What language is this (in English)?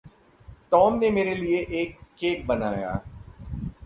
Hindi